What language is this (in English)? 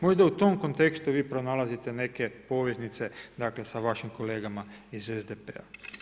Croatian